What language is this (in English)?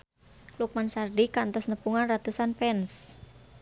Sundanese